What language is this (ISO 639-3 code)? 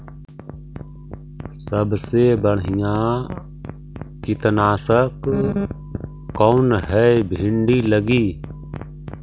mag